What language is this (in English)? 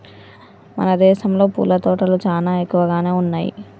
Telugu